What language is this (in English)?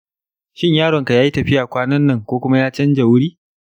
Hausa